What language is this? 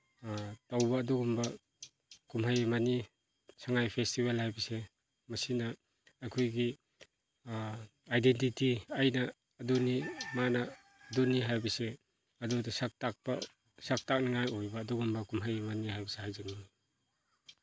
Manipuri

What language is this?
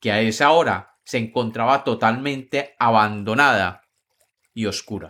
Spanish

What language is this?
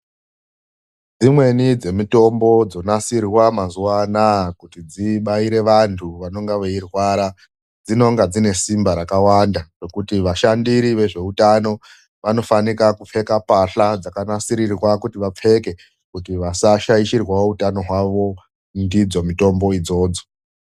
Ndau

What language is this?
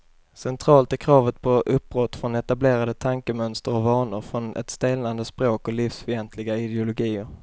Swedish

